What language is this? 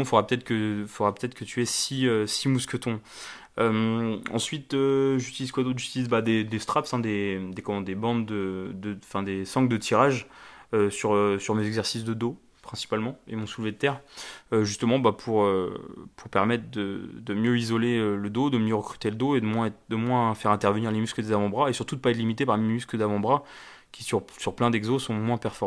French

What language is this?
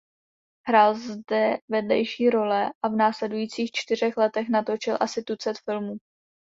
Czech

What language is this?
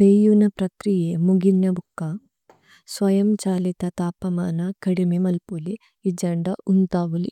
Tulu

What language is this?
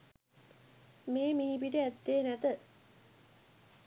Sinhala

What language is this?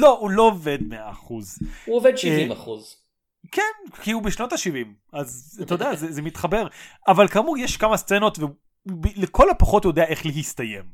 Hebrew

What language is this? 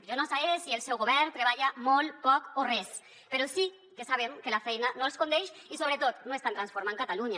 Catalan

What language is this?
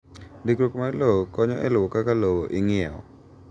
Luo (Kenya and Tanzania)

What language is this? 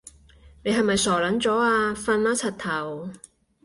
Cantonese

